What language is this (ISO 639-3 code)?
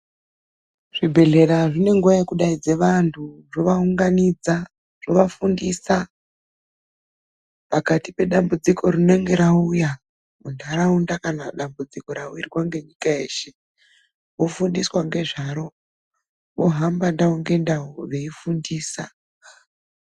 ndc